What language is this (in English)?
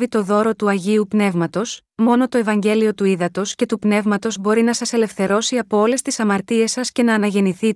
Greek